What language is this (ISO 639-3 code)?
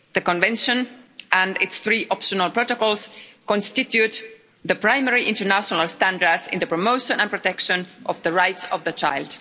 eng